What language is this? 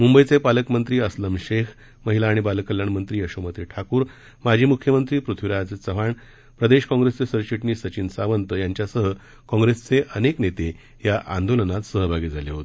Marathi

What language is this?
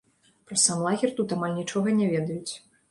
Belarusian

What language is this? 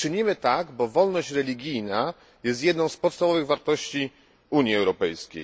Polish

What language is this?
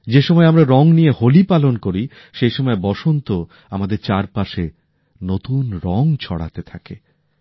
Bangla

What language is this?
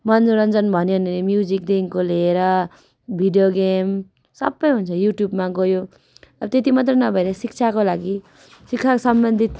Nepali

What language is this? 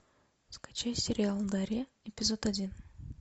Russian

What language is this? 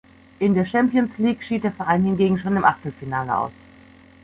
German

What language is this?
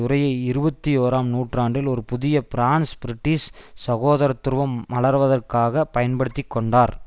Tamil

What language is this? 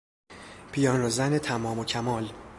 Persian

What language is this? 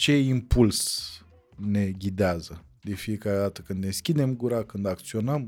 Romanian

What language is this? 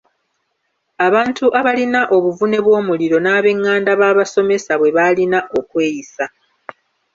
Ganda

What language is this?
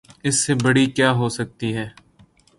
Urdu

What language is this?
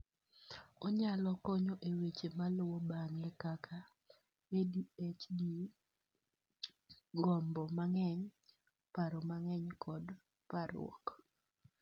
Luo (Kenya and Tanzania)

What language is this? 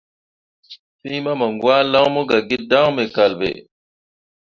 Mundang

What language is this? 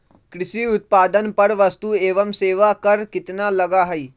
Magahi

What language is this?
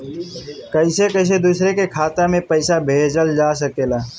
Bhojpuri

